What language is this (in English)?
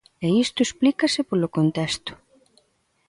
Galician